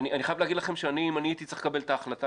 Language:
Hebrew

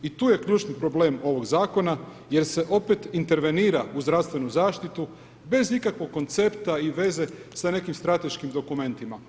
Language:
Croatian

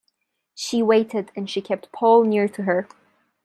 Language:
English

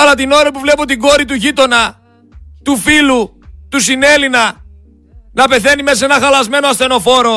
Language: Greek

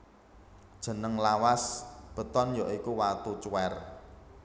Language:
Javanese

